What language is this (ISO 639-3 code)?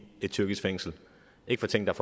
dan